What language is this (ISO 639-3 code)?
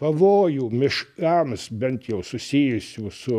lit